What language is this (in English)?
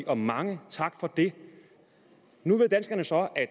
Danish